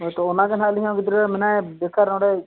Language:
Santali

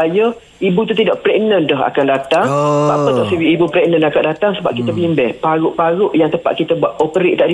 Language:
Malay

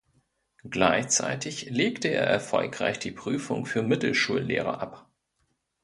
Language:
German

